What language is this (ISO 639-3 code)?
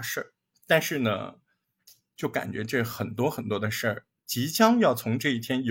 zho